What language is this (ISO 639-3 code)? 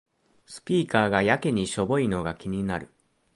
jpn